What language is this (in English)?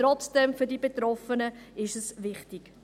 Swiss German